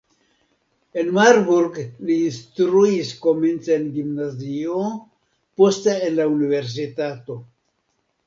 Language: Esperanto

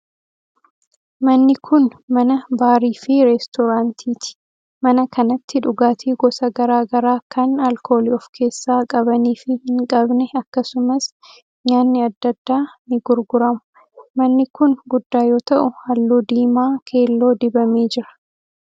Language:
Oromo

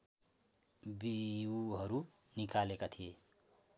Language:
Nepali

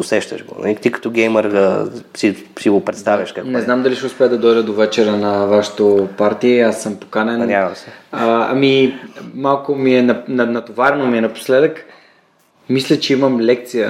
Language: Bulgarian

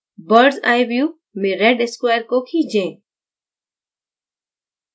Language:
Hindi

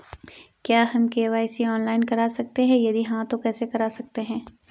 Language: Hindi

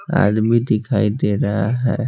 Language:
Hindi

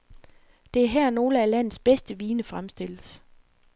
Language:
Danish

